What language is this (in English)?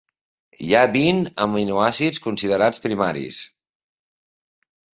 Catalan